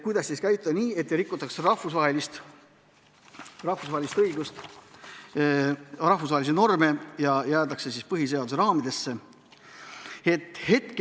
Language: Estonian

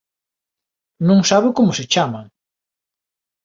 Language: Galician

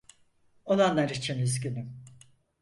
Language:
Turkish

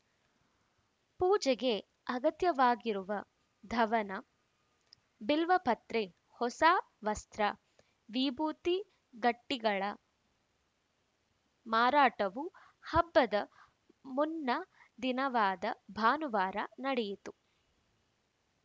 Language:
Kannada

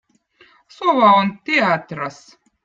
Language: Votic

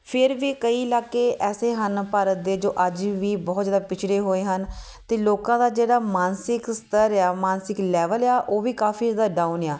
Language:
Punjabi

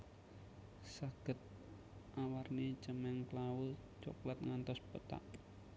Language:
Javanese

